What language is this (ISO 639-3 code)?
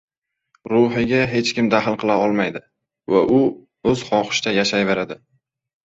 uzb